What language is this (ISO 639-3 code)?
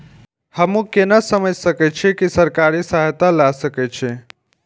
mai